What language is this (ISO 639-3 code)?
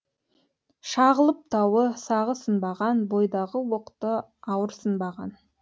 kaz